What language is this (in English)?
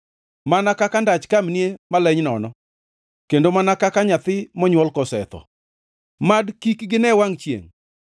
Luo (Kenya and Tanzania)